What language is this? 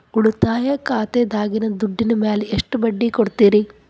Kannada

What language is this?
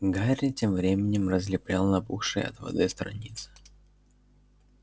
Russian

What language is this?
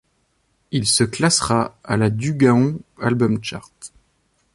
French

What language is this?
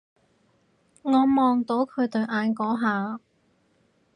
Cantonese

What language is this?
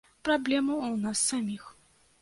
Belarusian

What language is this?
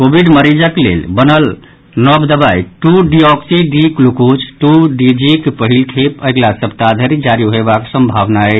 Maithili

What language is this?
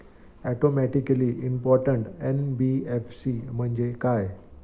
Marathi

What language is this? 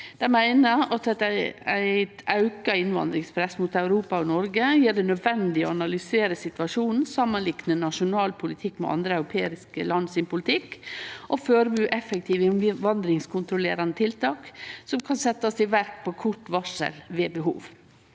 Norwegian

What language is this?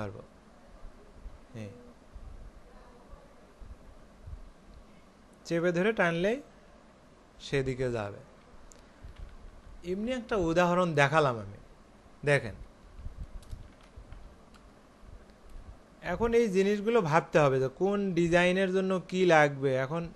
Hindi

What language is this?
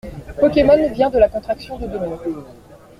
French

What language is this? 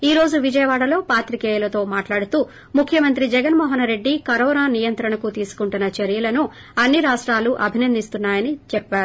Telugu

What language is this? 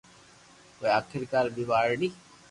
Loarki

